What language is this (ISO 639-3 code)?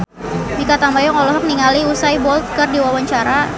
sun